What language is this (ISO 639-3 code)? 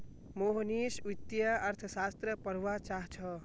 mag